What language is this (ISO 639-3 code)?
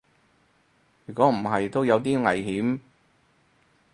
yue